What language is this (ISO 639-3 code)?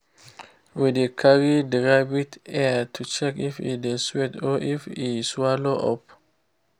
pcm